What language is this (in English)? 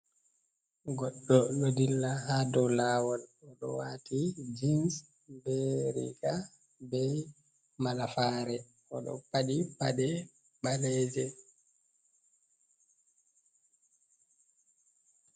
Fula